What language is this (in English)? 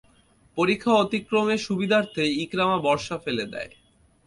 Bangla